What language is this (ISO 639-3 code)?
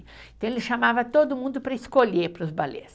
por